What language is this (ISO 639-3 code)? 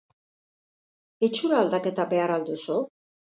eus